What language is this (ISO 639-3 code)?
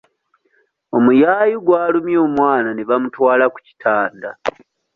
lug